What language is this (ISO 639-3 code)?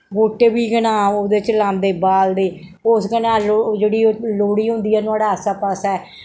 doi